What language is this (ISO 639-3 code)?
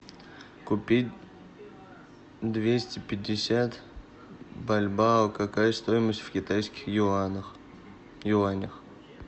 rus